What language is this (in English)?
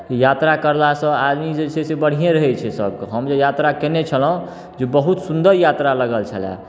Maithili